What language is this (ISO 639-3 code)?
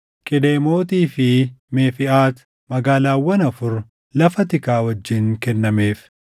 orm